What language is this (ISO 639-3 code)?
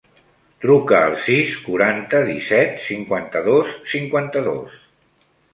cat